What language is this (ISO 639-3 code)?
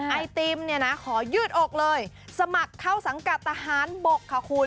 tha